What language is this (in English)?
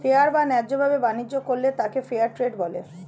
Bangla